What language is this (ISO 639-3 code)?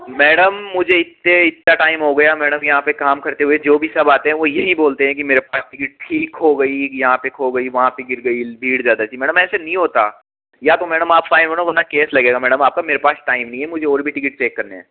hin